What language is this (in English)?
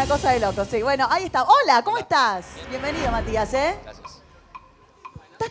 Spanish